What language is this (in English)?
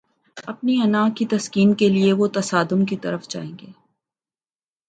Urdu